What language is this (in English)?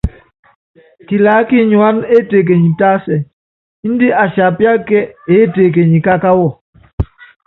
Yangben